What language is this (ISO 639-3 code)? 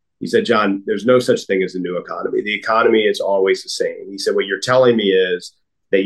eng